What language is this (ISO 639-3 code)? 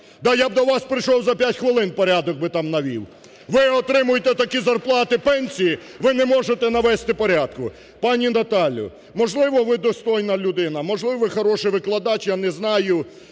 ukr